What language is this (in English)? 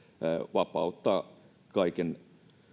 Finnish